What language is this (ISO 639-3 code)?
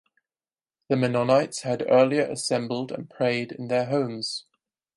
eng